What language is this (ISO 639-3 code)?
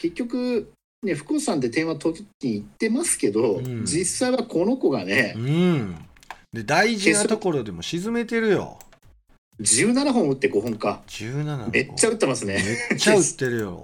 jpn